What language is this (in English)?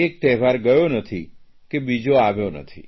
Gujarati